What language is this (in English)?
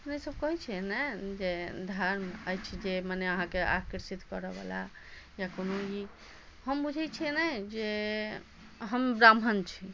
Maithili